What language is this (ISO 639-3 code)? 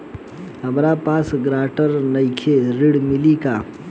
bho